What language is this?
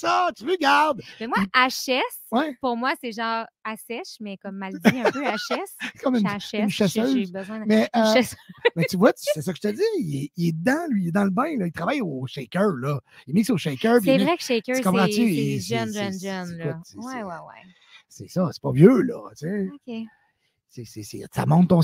French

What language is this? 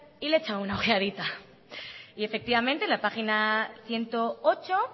Spanish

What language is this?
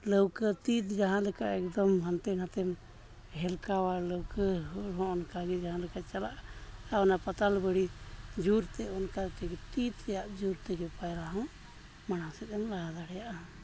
Santali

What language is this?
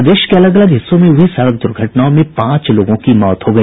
Hindi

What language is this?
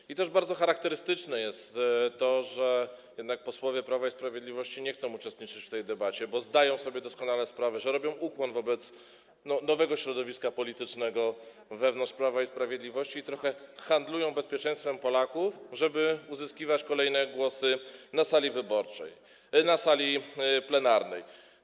Polish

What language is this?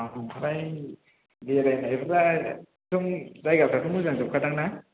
Bodo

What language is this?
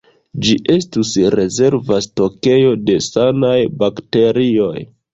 Esperanto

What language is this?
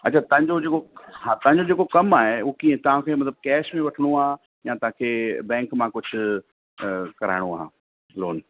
Sindhi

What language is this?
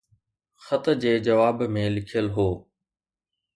Sindhi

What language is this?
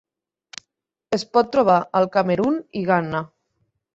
Catalan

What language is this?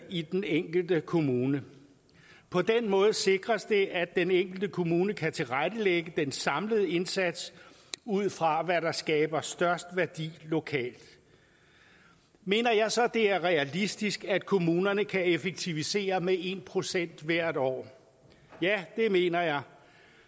Danish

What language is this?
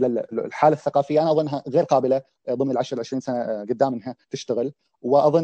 Arabic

